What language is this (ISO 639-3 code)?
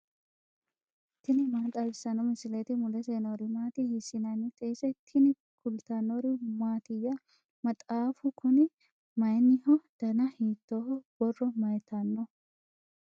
sid